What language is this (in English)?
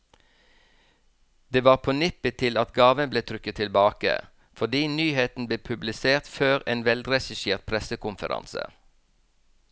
Norwegian